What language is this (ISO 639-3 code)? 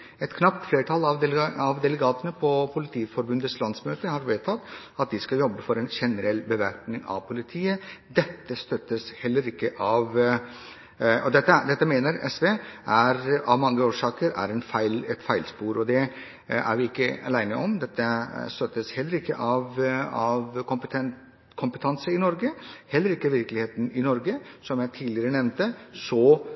nob